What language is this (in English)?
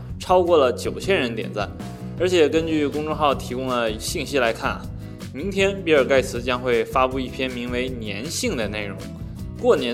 Chinese